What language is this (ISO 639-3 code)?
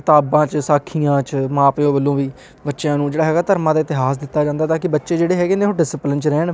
pan